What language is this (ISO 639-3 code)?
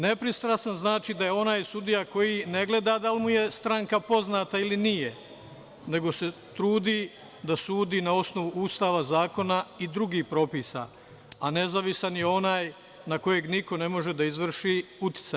srp